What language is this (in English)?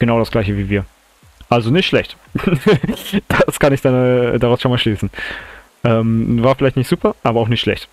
German